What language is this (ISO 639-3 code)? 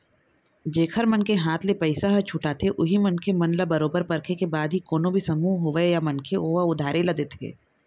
hne